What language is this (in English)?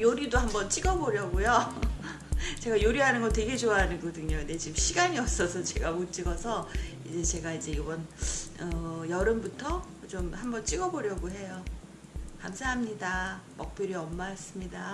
Korean